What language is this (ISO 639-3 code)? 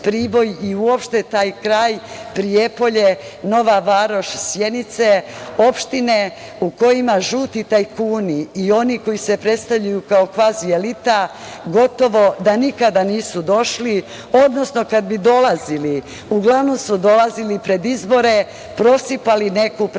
srp